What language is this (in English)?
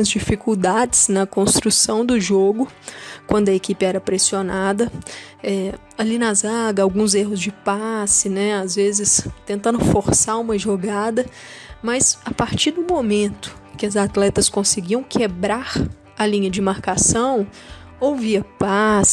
Portuguese